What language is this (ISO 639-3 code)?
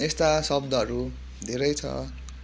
nep